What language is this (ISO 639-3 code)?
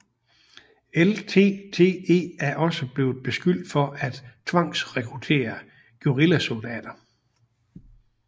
dan